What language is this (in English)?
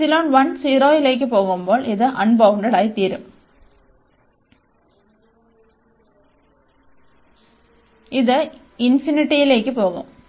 Malayalam